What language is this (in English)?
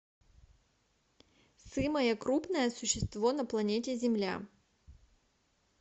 Russian